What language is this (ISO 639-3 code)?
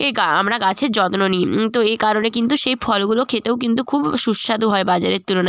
ben